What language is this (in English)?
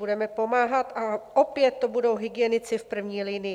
Czech